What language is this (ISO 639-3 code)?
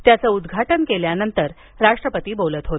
mar